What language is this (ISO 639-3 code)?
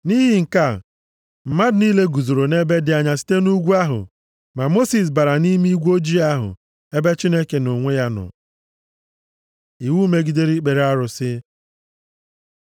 ibo